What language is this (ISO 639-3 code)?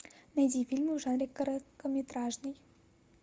rus